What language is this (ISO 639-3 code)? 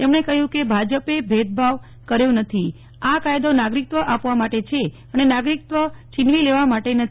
guj